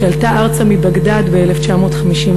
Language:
Hebrew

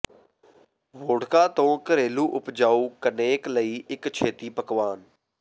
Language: Punjabi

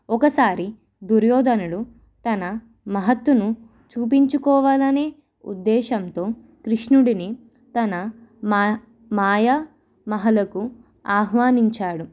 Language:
Telugu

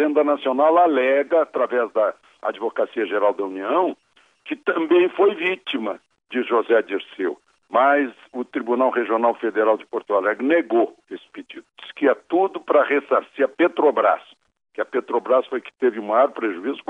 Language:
Portuguese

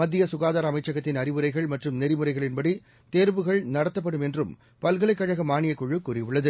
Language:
Tamil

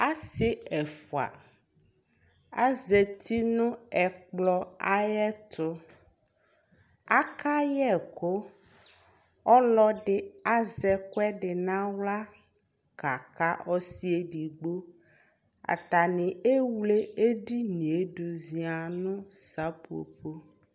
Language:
Ikposo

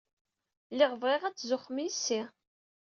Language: Kabyle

